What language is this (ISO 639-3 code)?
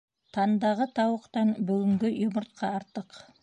bak